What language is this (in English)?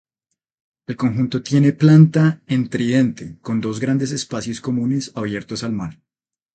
Spanish